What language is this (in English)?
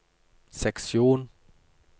Norwegian